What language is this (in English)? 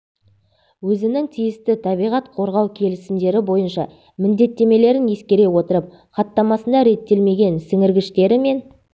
Kazakh